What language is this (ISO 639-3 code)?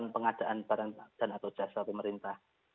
ind